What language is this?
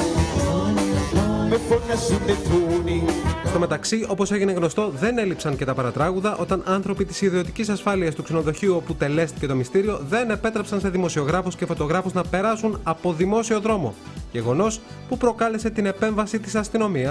Greek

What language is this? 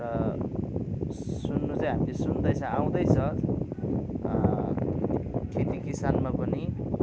Nepali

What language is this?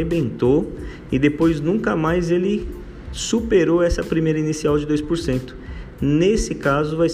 Portuguese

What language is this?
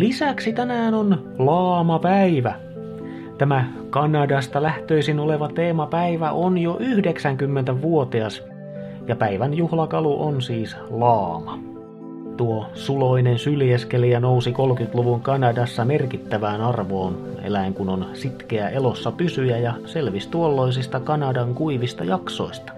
Finnish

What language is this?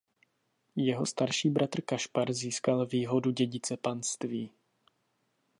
Czech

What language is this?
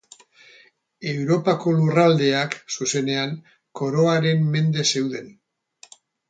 Basque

